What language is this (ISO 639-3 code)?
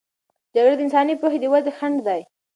pus